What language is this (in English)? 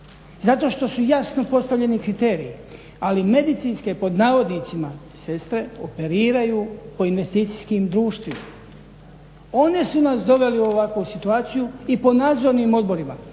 Croatian